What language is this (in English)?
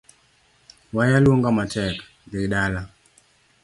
Luo (Kenya and Tanzania)